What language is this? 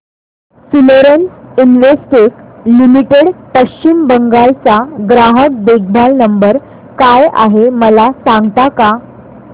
Marathi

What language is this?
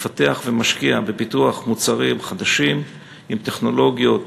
Hebrew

